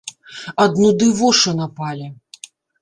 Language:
Belarusian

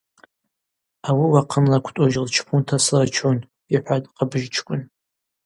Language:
Abaza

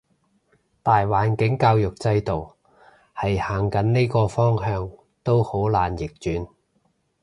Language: Cantonese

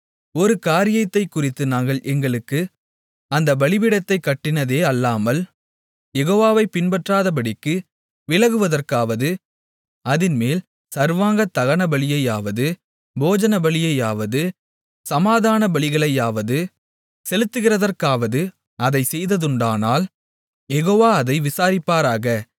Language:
Tamil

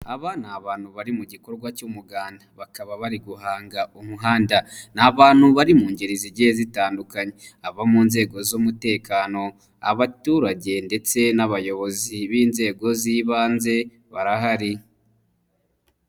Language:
Kinyarwanda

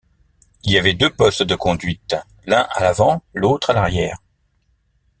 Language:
French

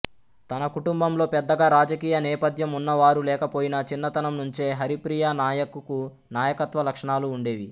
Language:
Telugu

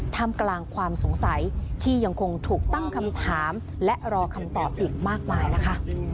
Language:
Thai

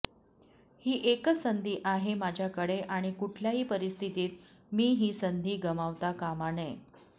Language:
Marathi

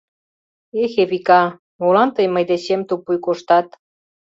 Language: Mari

